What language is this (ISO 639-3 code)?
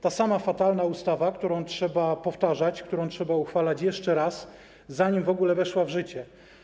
pol